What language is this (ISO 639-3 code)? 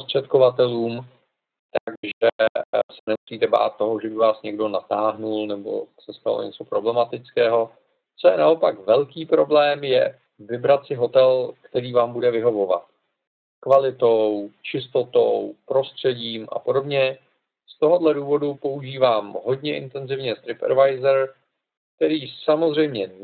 ces